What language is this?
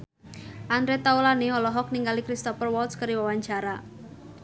Sundanese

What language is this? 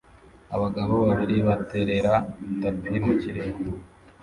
Kinyarwanda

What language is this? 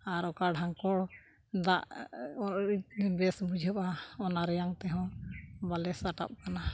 Santali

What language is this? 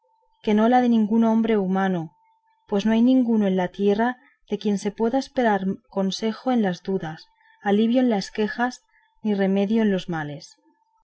Spanish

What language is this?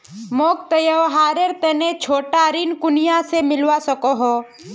Magahi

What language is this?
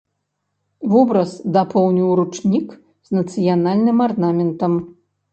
Belarusian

